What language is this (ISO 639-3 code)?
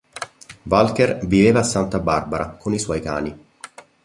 ita